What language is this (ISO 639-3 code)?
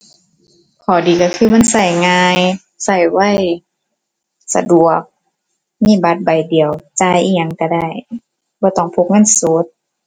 tha